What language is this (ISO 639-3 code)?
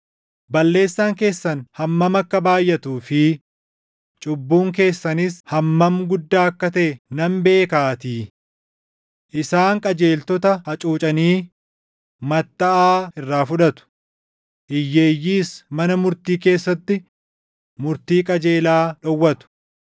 orm